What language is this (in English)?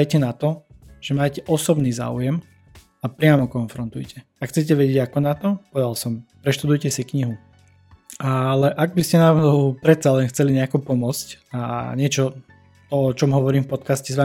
Slovak